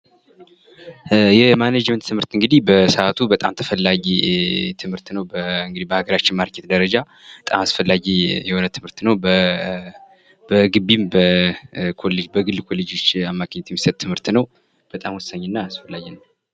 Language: Amharic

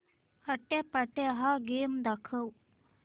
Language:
Marathi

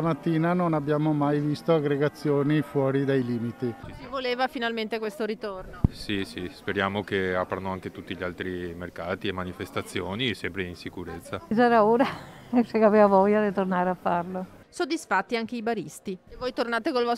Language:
Italian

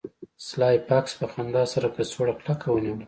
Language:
Pashto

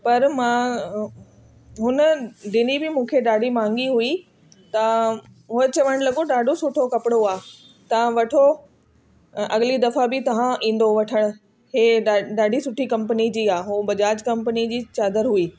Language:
Sindhi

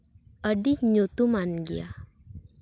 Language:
Santali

